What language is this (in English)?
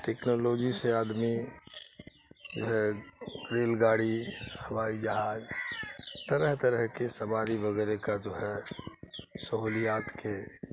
Urdu